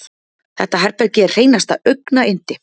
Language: Icelandic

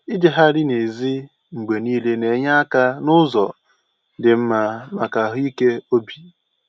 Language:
Igbo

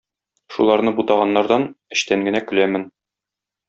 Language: Tatar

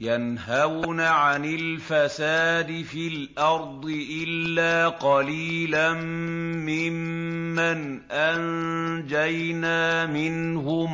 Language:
Arabic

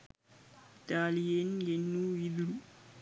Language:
Sinhala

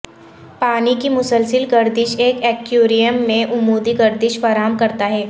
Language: Urdu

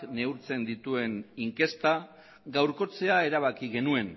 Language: Basque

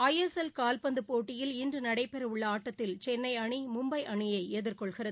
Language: Tamil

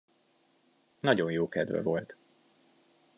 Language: Hungarian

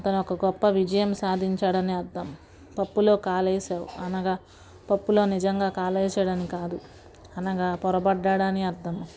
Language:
Telugu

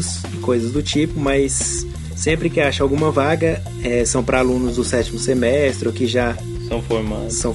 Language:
Portuguese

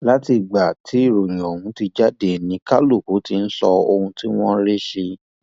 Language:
Yoruba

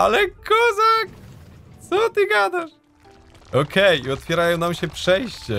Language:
Polish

